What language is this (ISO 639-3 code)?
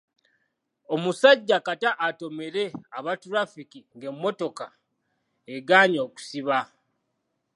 lug